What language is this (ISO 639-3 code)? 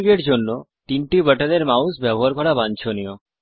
ben